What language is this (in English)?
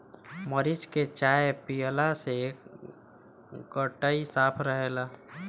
Bhojpuri